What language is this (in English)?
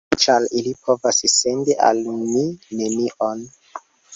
Esperanto